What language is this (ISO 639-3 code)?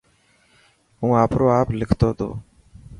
mki